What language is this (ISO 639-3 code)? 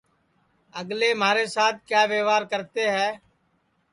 ssi